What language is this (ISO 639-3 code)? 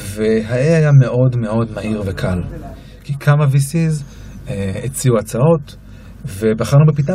heb